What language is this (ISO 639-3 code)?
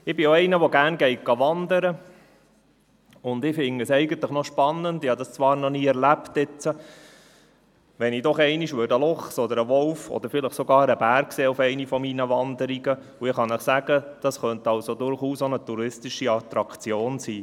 gsw